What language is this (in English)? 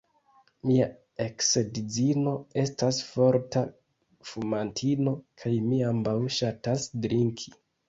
Esperanto